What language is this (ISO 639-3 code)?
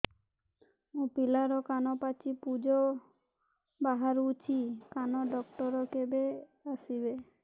ori